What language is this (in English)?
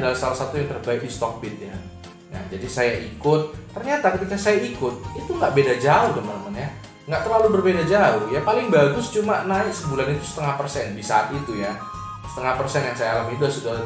Indonesian